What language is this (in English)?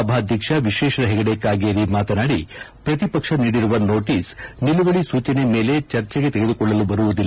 Kannada